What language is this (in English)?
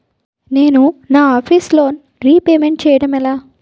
Telugu